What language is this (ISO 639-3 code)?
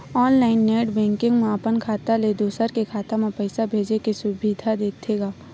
hne